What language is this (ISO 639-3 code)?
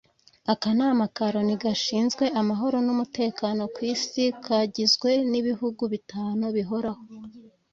kin